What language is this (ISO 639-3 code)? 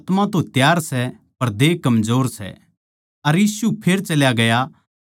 bgc